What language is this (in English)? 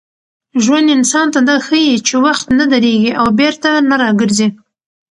Pashto